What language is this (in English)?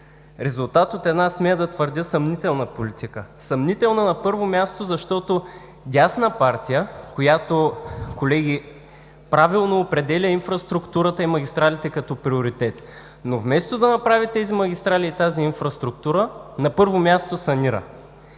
Bulgarian